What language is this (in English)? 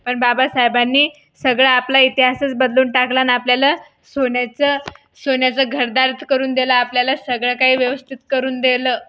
Marathi